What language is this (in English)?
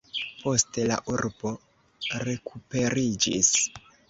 Esperanto